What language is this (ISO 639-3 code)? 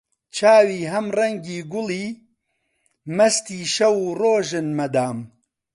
ckb